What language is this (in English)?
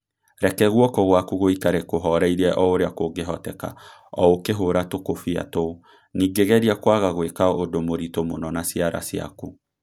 Kikuyu